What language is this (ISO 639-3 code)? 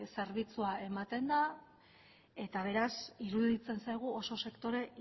eus